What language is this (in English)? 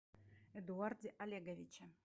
Russian